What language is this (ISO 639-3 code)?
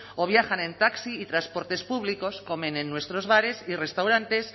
spa